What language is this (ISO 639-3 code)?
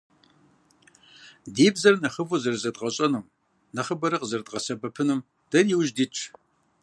kbd